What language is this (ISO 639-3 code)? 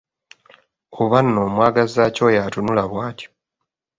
lug